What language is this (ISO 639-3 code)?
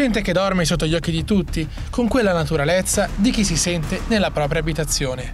ita